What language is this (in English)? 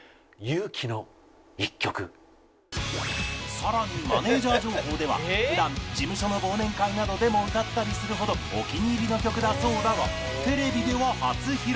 Japanese